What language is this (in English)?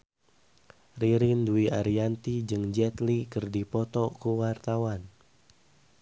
Sundanese